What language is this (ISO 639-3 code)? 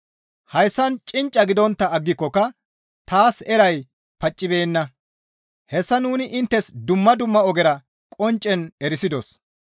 gmv